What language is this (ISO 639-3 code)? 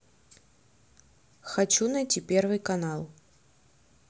rus